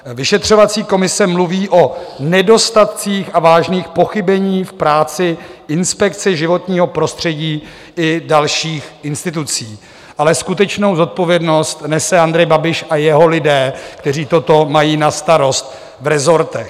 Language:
Czech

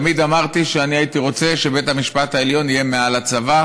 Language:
Hebrew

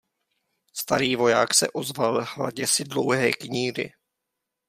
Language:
Czech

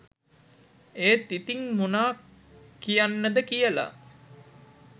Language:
Sinhala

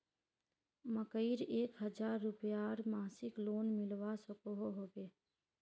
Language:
Magahi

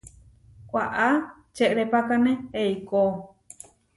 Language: Huarijio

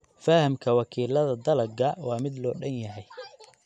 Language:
Somali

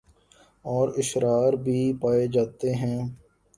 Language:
Urdu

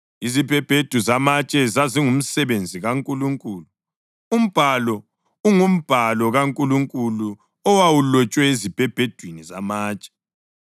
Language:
North Ndebele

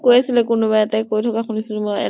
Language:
Assamese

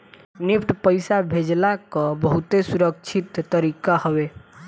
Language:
Bhojpuri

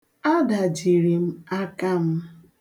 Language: Igbo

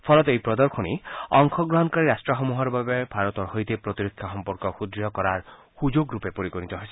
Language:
Assamese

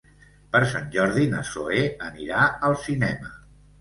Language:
Catalan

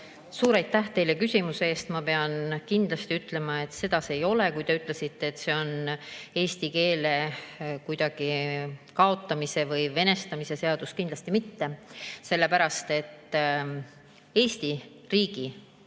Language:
Estonian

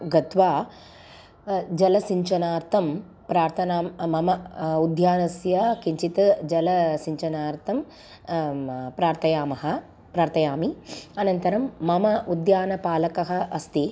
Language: Sanskrit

